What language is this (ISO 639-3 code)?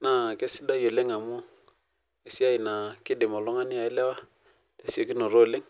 mas